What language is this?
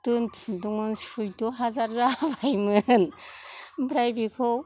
Bodo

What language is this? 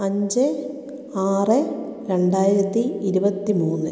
Malayalam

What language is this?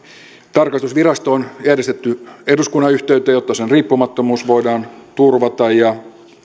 Finnish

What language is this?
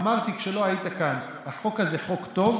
Hebrew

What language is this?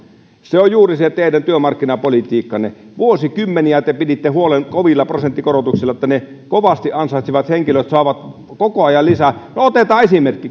Finnish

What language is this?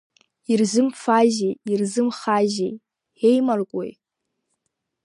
Abkhazian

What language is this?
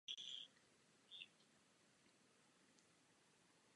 Czech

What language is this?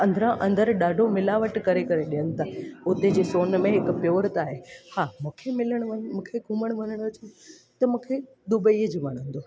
Sindhi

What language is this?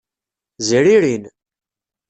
Kabyle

